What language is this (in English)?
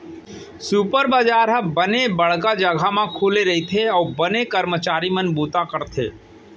Chhattisgarhi